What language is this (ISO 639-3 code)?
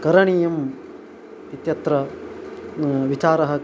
san